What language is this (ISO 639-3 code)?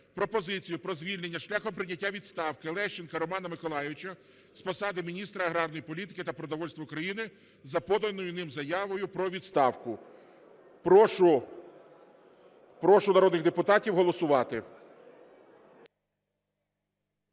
ukr